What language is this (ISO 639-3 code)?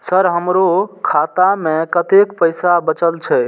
mai